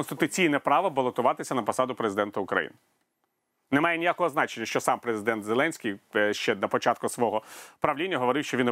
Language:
Ukrainian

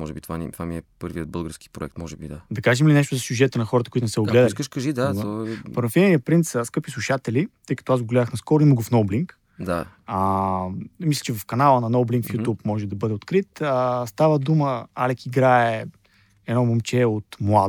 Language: Bulgarian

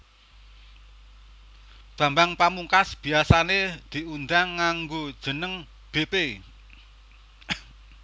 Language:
Javanese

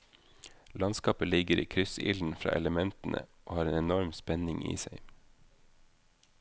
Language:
Norwegian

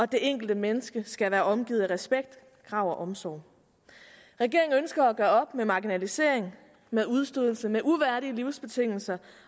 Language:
Danish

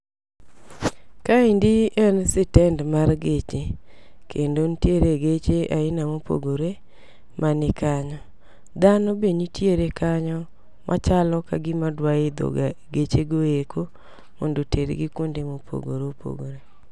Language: Luo (Kenya and Tanzania)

